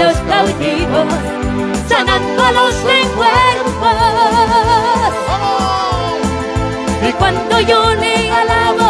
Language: Spanish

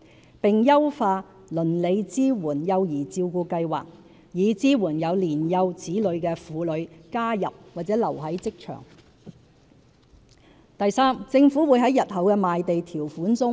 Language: Cantonese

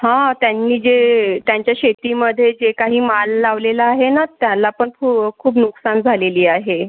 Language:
Marathi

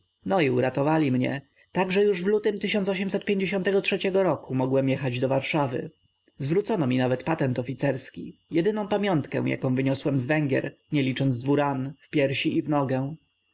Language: Polish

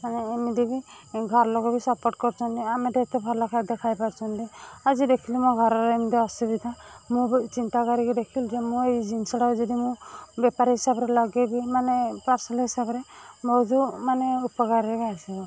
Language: Odia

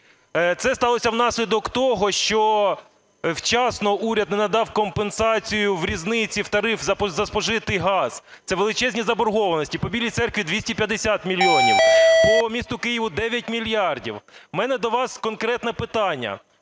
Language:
Ukrainian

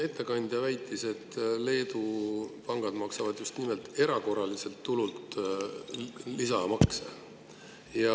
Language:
Estonian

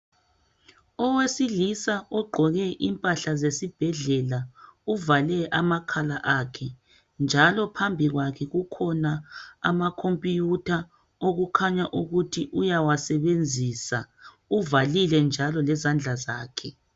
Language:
North Ndebele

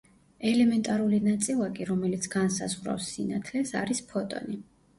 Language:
Georgian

